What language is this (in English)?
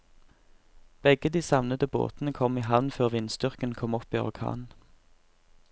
Norwegian